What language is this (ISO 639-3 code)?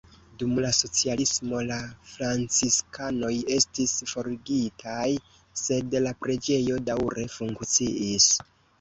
epo